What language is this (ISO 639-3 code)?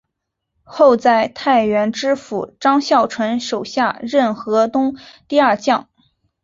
zho